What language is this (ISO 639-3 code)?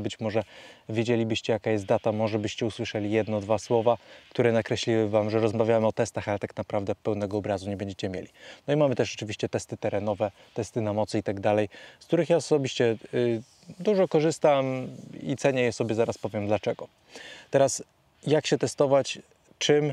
pol